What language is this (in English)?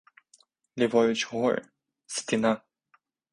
Ukrainian